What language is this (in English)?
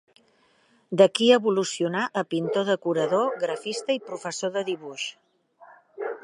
Catalan